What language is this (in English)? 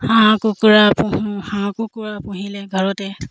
Assamese